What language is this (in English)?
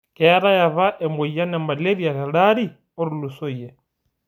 Masai